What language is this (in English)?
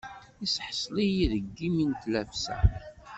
Kabyle